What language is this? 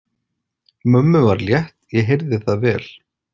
Icelandic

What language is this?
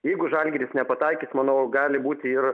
Lithuanian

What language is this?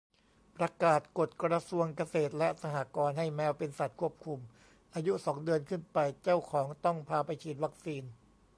Thai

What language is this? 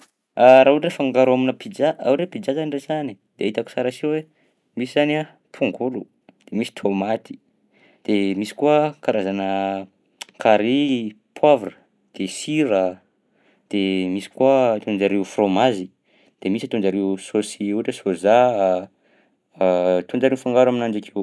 Southern Betsimisaraka Malagasy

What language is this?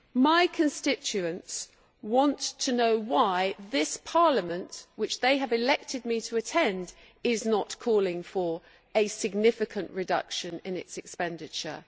English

